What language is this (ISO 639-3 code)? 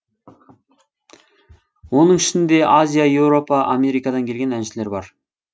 kaz